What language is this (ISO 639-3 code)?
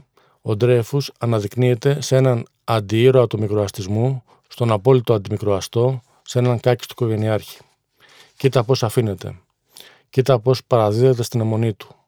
ell